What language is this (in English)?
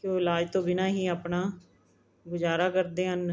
Punjabi